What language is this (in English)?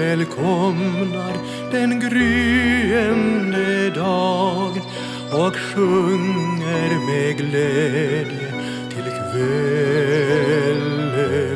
Swedish